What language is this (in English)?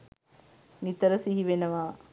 Sinhala